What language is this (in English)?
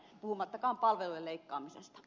Finnish